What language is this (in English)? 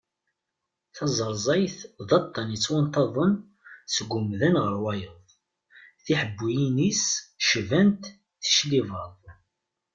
Kabyle